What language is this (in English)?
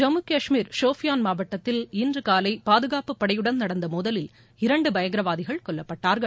Tamil